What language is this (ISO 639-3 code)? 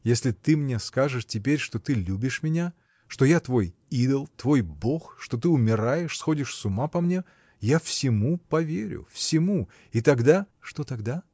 rus